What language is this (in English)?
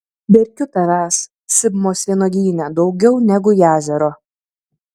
Lithuanian